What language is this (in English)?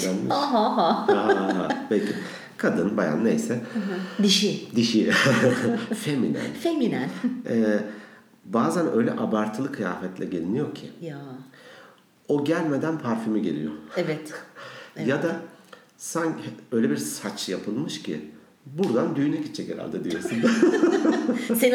Turkish